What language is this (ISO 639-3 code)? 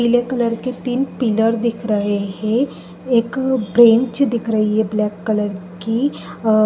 hin